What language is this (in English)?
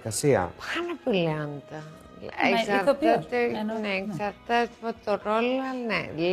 Greek